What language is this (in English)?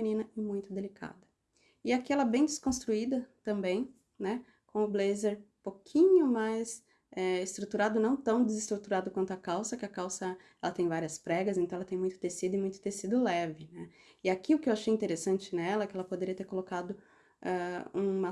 Portuguese